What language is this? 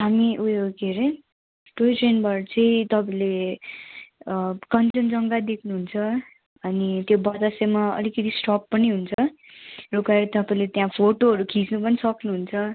Nepali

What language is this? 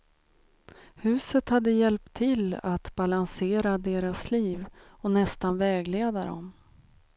Swedish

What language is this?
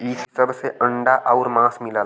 Bhojpuri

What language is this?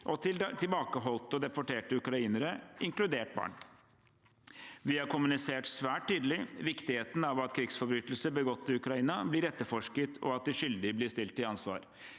Norwegian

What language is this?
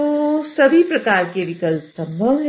Hindi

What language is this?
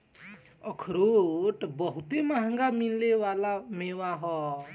Bhojpuri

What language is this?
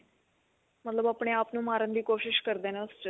Punjabi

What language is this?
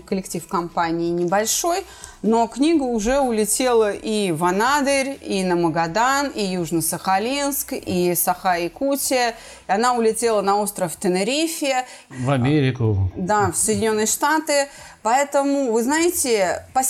Russian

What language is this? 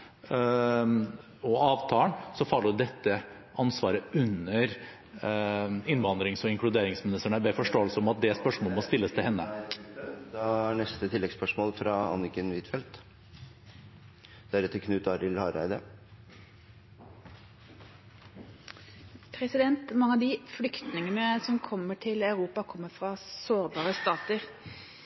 Norwegian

